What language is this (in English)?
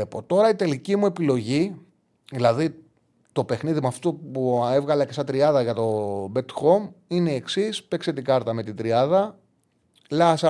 Greek